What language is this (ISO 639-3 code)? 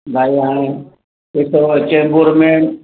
snd